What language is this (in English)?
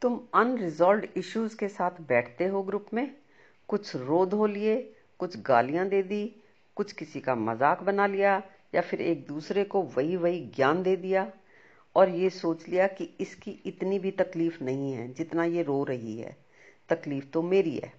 Hindi